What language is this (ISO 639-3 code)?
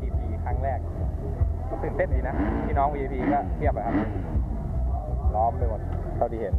tha